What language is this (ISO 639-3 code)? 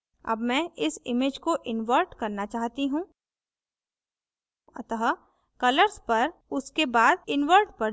hin